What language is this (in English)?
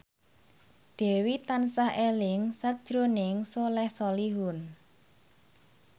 Javanese